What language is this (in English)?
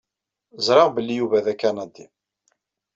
Kabyle